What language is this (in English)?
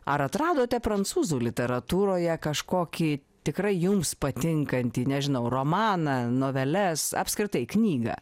Lithuanian